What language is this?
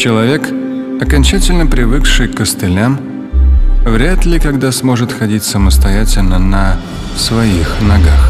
Russian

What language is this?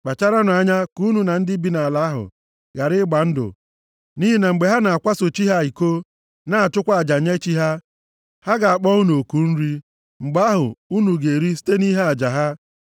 Igbo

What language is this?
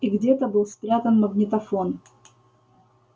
Russian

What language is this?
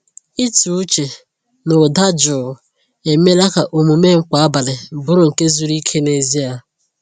Igbo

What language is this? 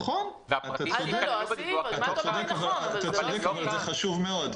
Hebrew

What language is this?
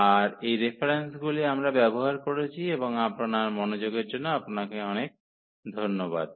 Bangla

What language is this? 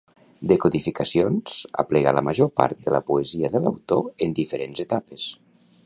Catalan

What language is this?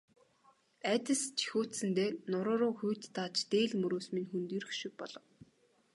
Mongolian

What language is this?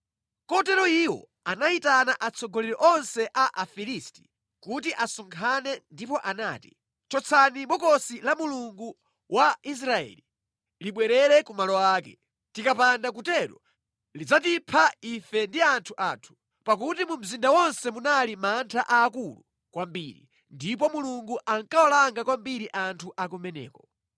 Nyanja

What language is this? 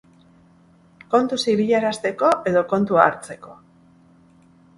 Basque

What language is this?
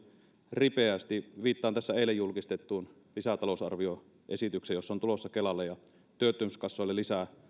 Finnish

